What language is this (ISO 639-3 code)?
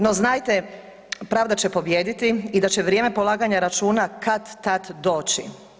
hrv